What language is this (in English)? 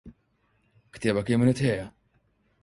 Central Kurdish